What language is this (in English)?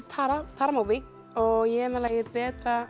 Icelandic